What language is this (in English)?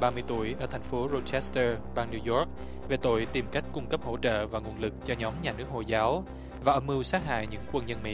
Vietnamese